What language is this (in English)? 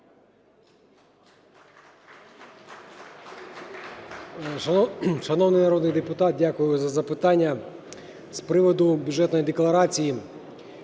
Ukrainian